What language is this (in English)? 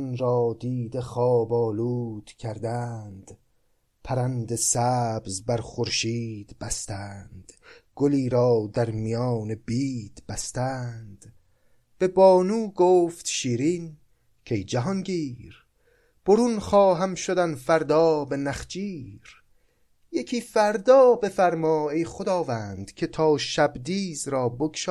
Persian